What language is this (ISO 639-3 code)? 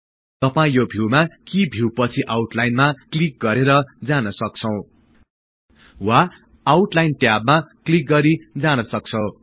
nep